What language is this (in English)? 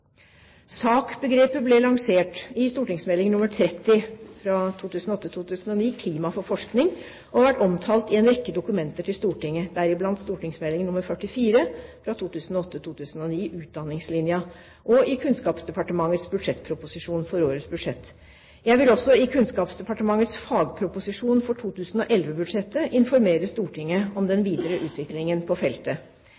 Norwegian Bokmål